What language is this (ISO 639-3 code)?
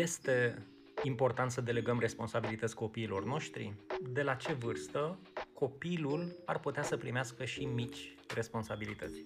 ron